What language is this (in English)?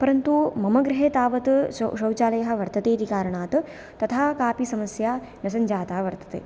Sanskrit